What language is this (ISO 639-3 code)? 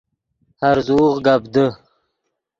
ydg